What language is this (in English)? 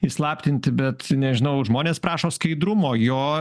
Lithuanian